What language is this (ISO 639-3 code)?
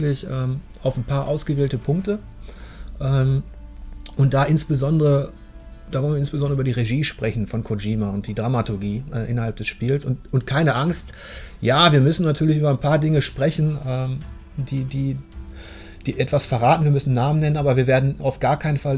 deu